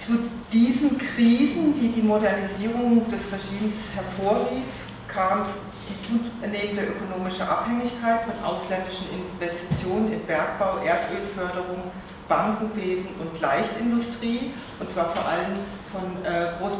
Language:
German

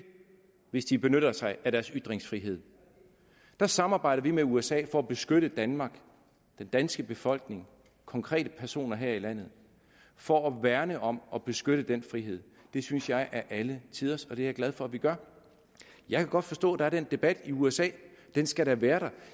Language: Danish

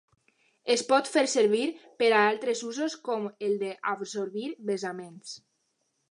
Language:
Catalan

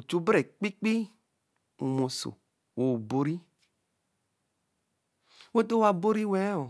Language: Eleme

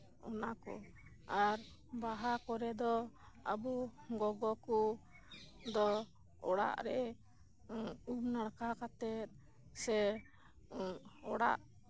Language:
Santali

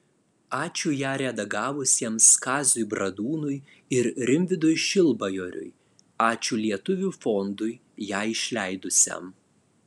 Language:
Lithuanian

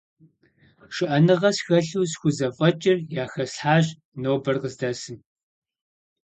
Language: Kabardian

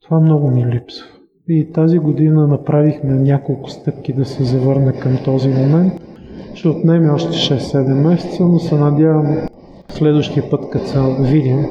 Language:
Bulgarian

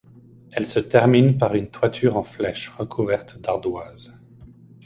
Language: French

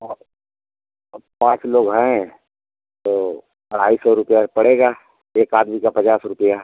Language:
Hindi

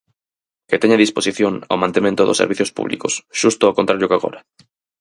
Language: Galician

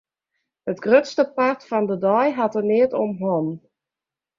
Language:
Western Frisian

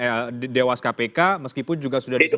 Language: Indonesian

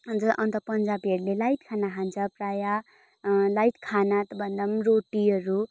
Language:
Nepali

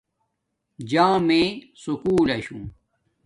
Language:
Domaaki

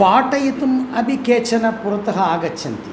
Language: Sanskrit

